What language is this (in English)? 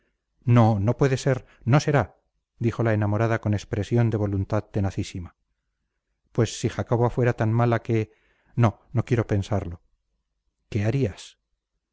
Spanish